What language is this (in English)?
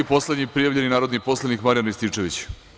Serbian